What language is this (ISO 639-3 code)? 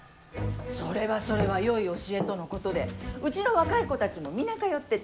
jpn